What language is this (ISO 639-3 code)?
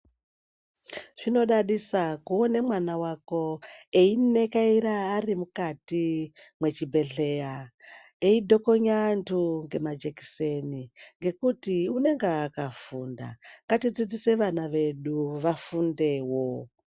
ndc